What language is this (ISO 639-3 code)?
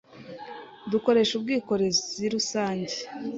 kin